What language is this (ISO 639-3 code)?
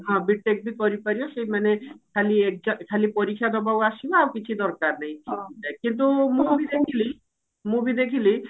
ori